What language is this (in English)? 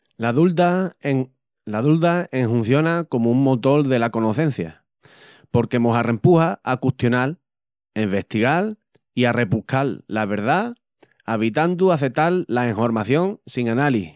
Extremaduran